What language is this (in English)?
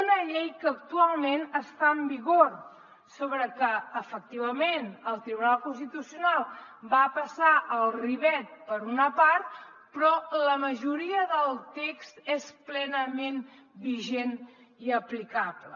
Catalan